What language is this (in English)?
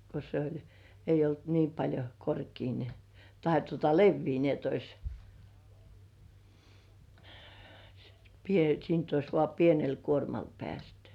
Finnish